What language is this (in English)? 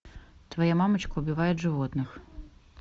Russian